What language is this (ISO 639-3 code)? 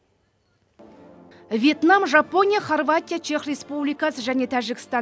kaz